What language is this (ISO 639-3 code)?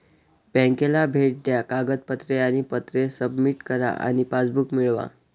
mar